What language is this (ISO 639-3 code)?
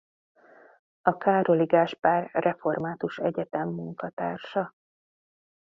hun